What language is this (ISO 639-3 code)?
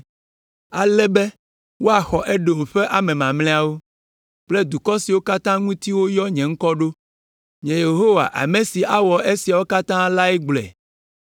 ewe